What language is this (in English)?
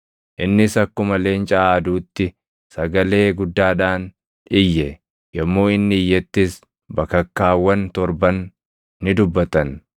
Oromo